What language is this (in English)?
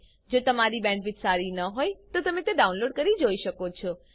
Gujarati